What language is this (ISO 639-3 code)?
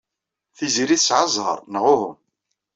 kab